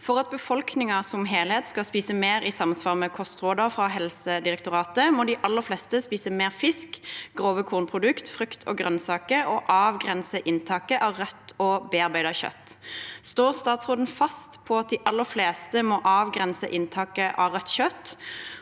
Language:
Norwegian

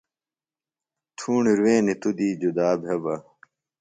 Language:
Phalura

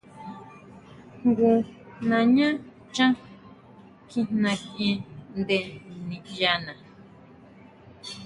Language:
Huautla Mazatec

